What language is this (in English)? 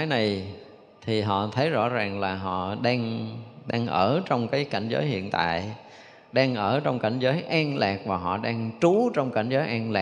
Vietnamese